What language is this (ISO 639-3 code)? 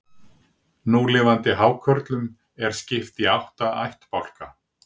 isl